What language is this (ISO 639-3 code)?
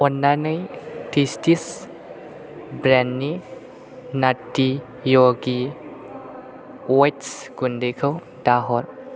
brx